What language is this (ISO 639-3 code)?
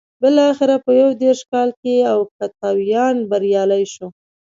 pus